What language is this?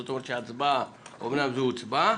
Hebrew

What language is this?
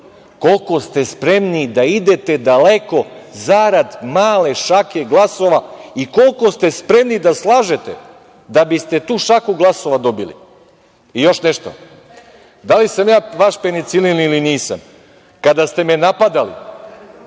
Serbian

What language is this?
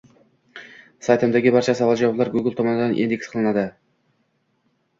Uzbek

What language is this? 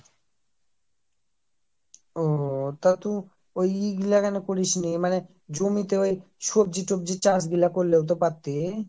Bangla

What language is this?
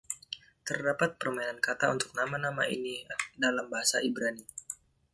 Indonesian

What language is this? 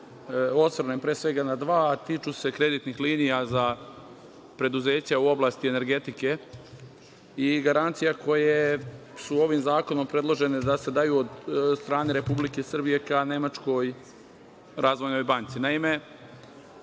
Serbian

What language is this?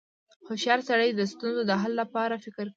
Pashto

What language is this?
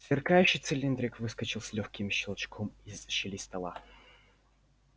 Russian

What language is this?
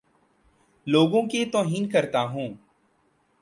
Urdu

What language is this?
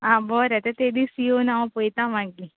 Konkani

